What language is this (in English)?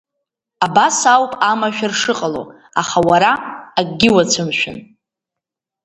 Abkhazian